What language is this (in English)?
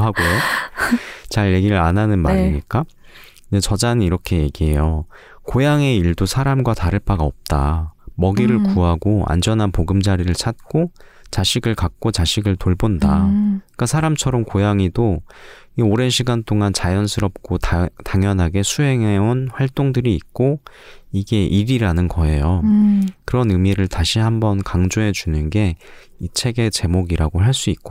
Korean